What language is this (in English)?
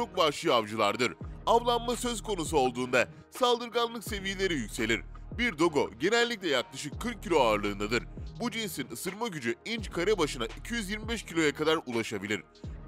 Turkish